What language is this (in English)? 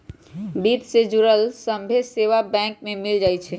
Magahi